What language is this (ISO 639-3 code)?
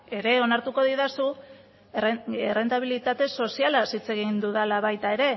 eus